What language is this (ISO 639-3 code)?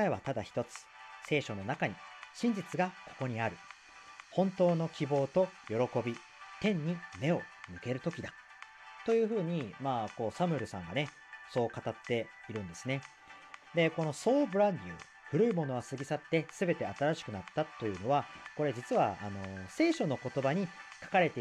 jpn